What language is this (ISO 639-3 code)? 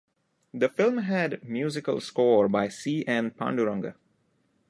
eng